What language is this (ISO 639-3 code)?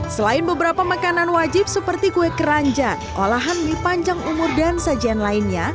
ind